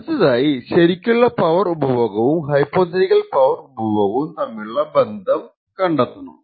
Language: Malayalam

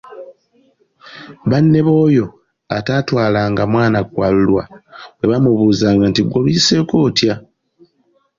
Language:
Ganda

